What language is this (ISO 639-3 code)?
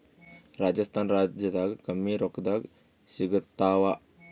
kan